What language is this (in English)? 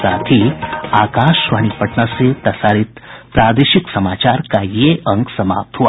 Hindi